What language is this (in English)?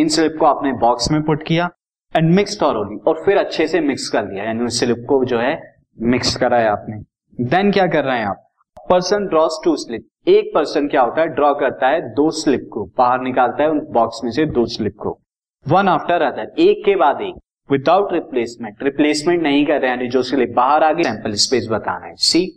Hindi